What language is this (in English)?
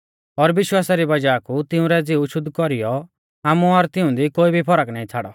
Mahasu Pahari